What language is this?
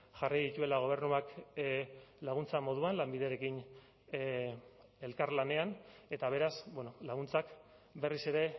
Basque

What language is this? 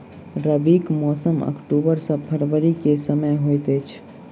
Maithili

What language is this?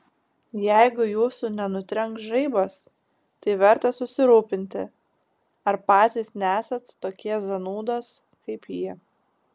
Lithuanian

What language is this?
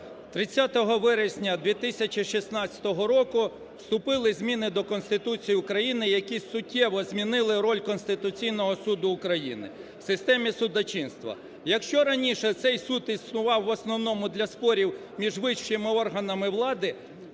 Ukrainian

